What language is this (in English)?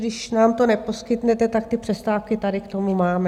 Czech